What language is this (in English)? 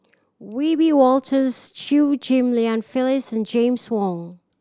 English